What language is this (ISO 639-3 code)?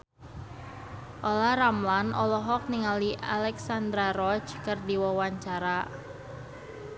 sun